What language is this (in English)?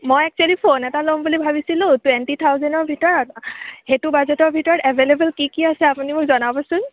Assamese